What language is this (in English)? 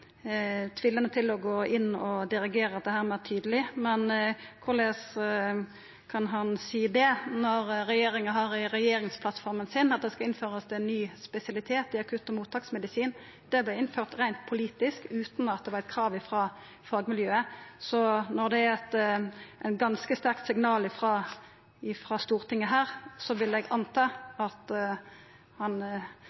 Norwegian Nynorsk